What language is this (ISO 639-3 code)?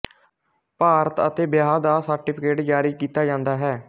pan